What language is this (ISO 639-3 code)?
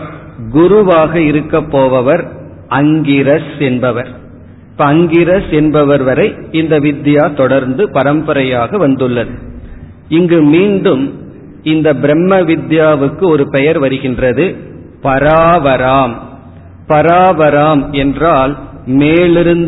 tam